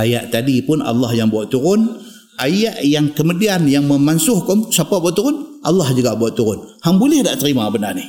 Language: Malay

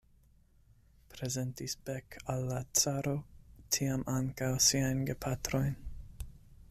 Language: Esperanto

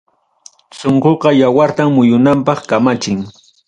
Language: Ayacucho Quechua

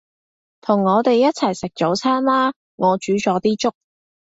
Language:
Cantonese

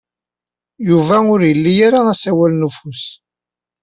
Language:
Kabyle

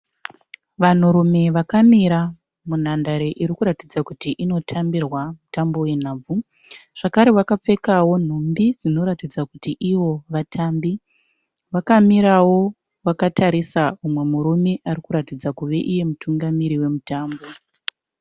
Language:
Shona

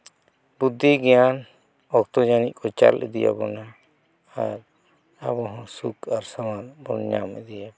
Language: Santali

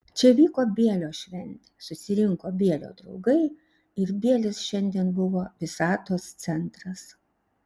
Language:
Lithuanian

